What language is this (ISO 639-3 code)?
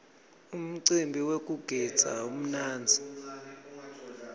ssw